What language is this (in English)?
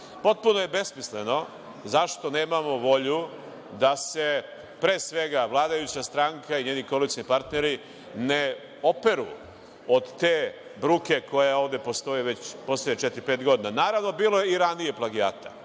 Serbian